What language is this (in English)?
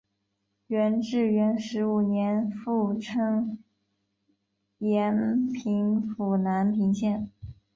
Chinese